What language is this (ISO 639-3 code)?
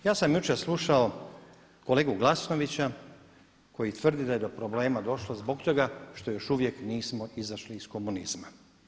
hrv